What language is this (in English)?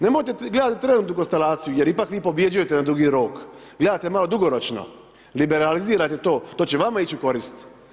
Croatian